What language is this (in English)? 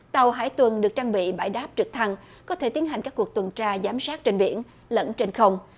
Vietnamese